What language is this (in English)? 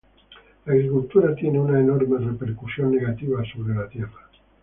Spanish